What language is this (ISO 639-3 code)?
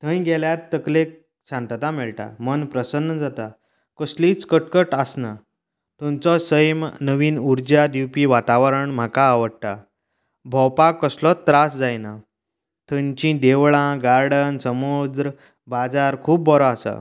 kok